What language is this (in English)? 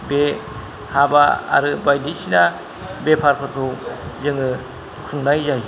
Bodo